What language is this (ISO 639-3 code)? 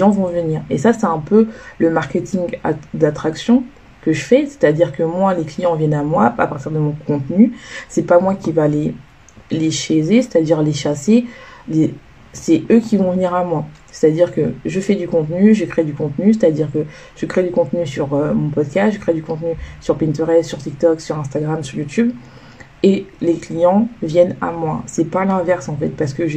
fra